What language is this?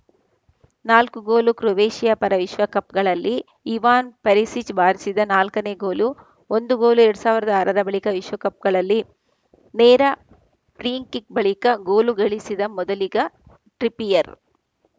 Kannada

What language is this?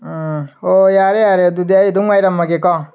Manipuri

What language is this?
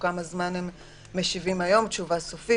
Hebrew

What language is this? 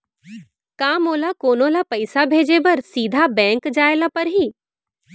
Chhattisgarhi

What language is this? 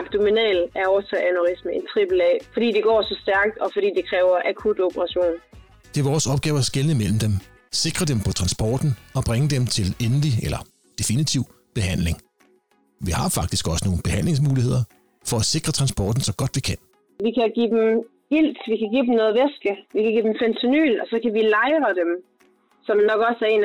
Danish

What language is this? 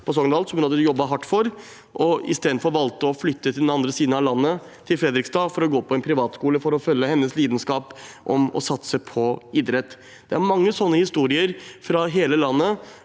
Norwegian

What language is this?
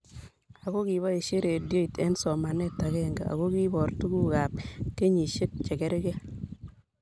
Kalenjin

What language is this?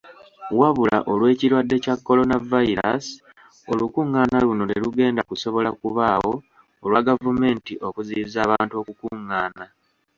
Ganda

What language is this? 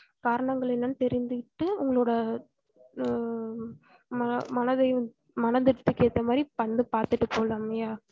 Tamil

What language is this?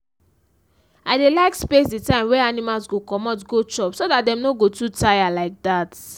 Nigerian Pidgin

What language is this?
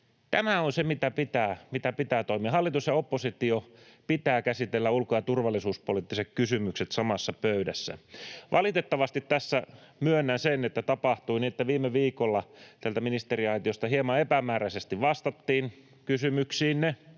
Finnish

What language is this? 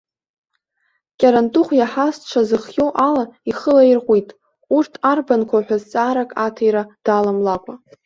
Abkhazian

